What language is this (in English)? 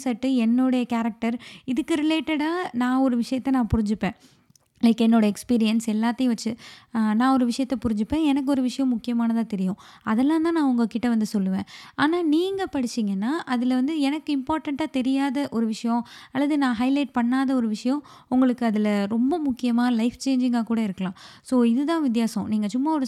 Tamil